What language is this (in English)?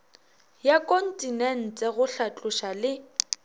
Northern Sotho